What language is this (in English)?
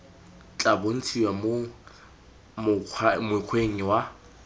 Tswana